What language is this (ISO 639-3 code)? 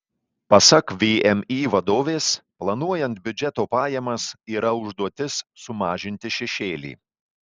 lit